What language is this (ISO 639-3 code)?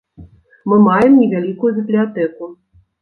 bel